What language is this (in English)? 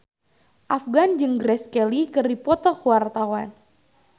Sundanese